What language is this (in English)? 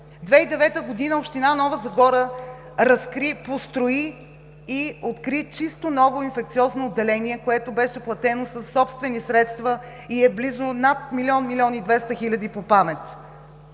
Bulgarian